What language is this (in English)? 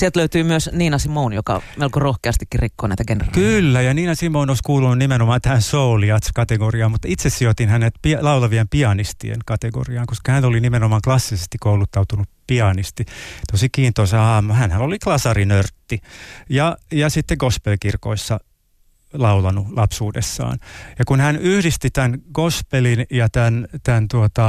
Finnish